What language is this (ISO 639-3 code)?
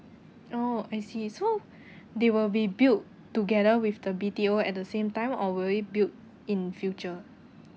eng